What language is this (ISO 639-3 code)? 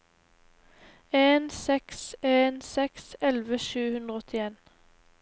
nor